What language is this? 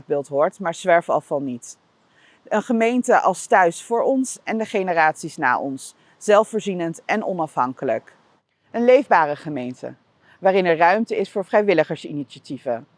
Dutch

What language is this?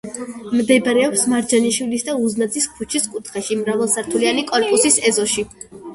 Georgian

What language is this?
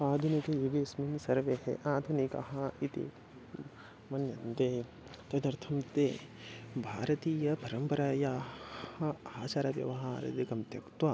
Sanskrit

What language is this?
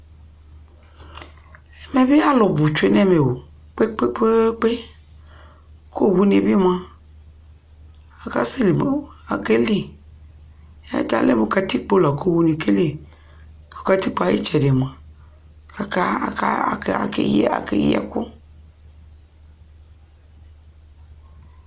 Ikposo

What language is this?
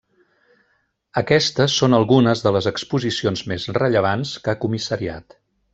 Catalan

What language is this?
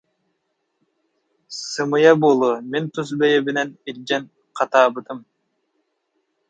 Yakut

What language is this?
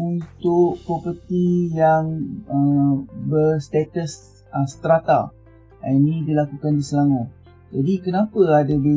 Malay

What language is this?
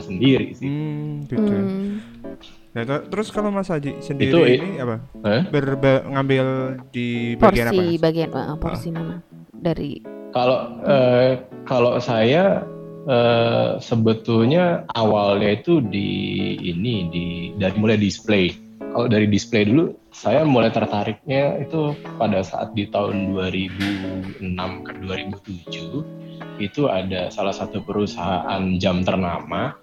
Indonesian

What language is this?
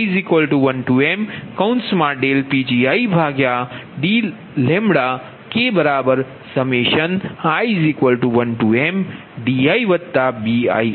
Gujarati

